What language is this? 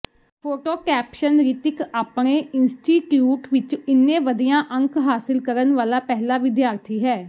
Punjabi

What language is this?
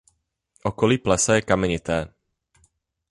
Czech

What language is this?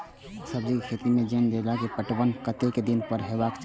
Maithili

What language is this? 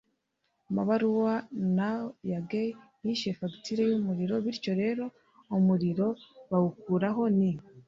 Kinyarwanda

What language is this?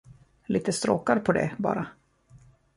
Swedish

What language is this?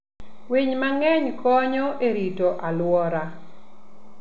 Luo (Kenya and Tanzania)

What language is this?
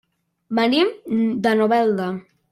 Catalan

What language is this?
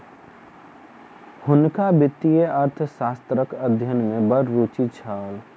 Maithili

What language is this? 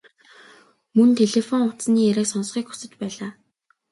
Mongolian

